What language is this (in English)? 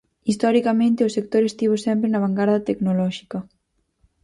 Galician